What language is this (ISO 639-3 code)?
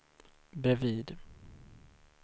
swe